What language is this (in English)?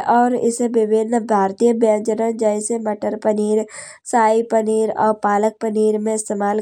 Kanauji